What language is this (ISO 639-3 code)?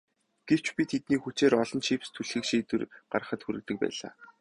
mon